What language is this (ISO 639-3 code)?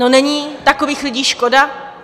ces